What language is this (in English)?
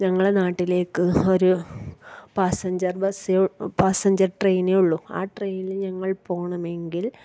Malayalam